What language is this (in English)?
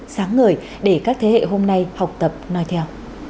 Vietnamese